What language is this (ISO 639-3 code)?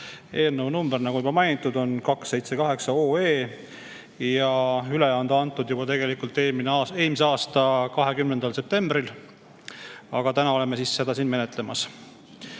est